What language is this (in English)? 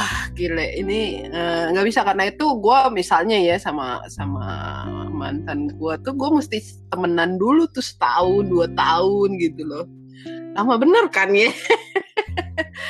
Indonesian